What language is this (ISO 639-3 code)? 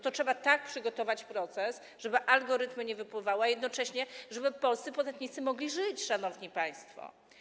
pol